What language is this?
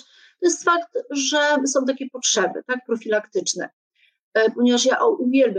Polish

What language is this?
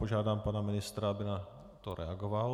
Czech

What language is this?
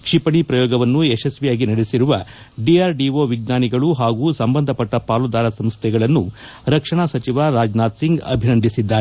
Kannada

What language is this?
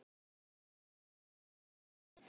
Icelandic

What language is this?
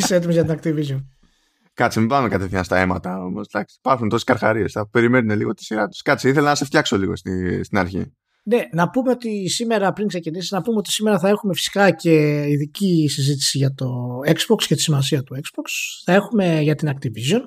Greek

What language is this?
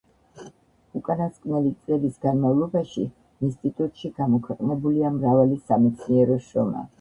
Georgian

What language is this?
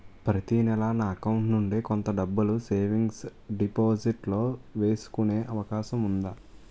Telugu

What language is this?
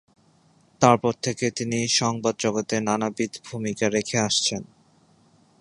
Bangla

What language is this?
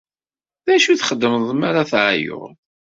Kabyle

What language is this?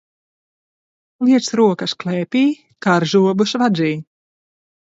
Latvian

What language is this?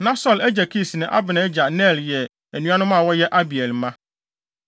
Akan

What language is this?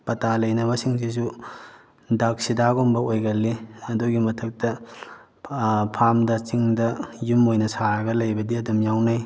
Manipuri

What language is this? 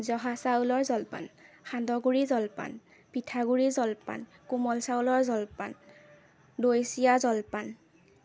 Assamese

